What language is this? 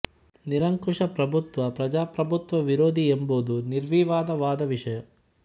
Kannada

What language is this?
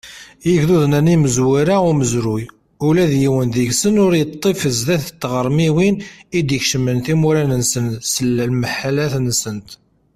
Kabyle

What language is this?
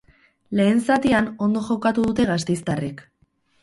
Basque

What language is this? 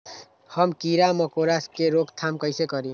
Magahi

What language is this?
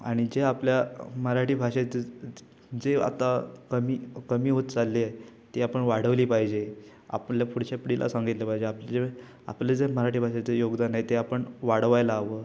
Marathi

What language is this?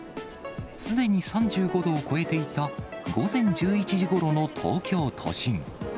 Japanese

